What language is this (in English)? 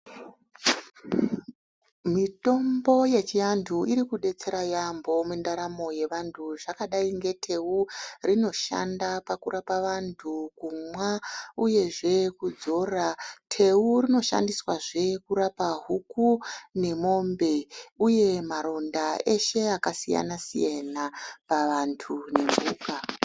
Ndau